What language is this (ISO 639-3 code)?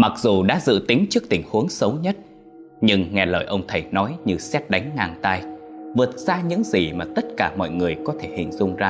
vie